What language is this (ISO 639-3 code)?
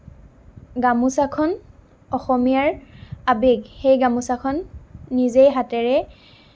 asm